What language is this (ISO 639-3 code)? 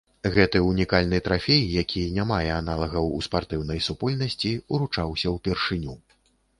bel